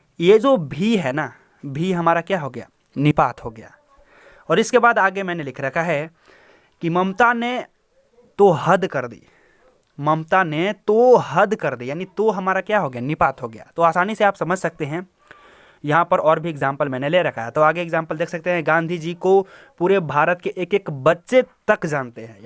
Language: Hindi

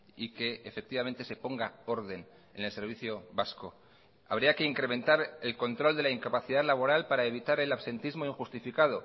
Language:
Spanish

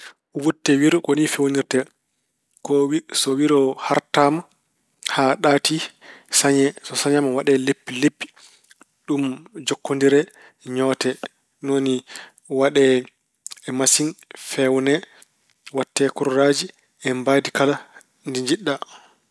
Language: Fula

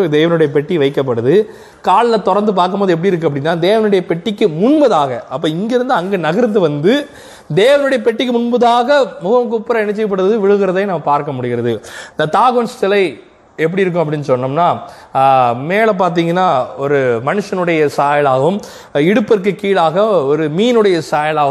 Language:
Tamil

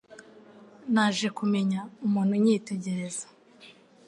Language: Kinyarwanda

